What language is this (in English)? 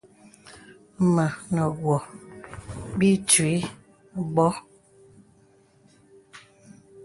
Bebele